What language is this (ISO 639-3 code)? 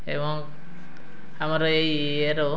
ori